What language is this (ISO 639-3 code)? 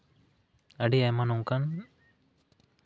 sat